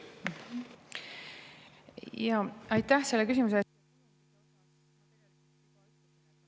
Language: Estonian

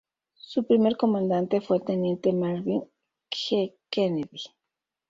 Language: Spanish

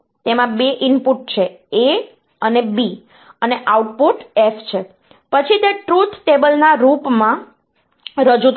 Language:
Gujarati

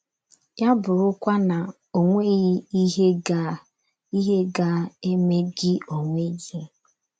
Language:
Igbo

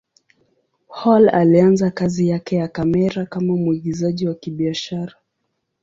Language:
Swahili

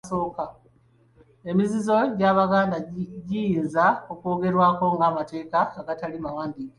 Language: Ganda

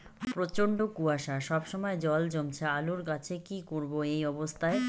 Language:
Bangla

